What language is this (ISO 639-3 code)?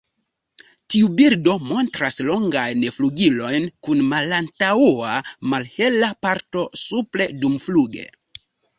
epo